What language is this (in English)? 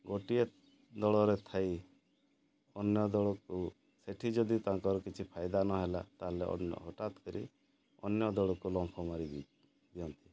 Odia